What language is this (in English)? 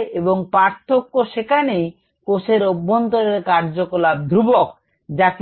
Bangla